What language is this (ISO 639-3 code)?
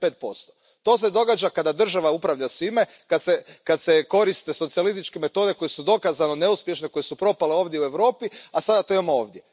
hrv